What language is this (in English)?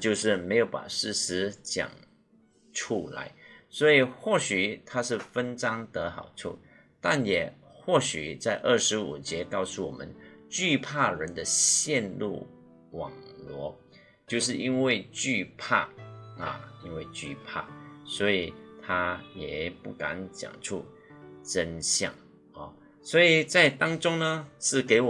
Chinese